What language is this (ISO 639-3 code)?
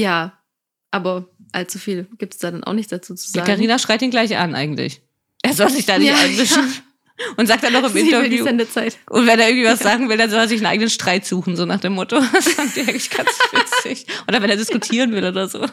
deu